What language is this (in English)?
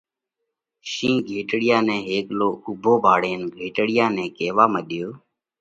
Parkari Koli